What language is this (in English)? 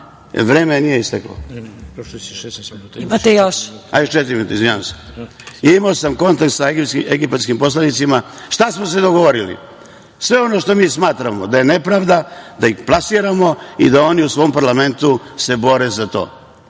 Serbian